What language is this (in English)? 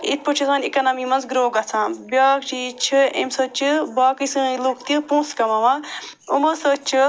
Kashmiri